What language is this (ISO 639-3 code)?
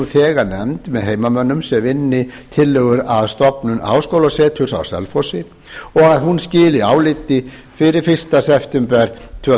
isl